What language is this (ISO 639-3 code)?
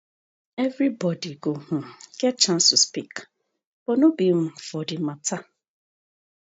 pcm